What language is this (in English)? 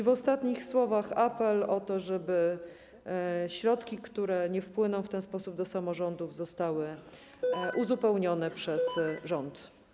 Polish